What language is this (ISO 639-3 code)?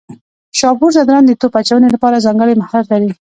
pus